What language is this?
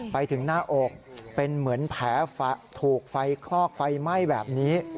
Thai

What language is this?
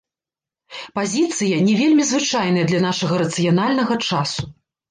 Belarusian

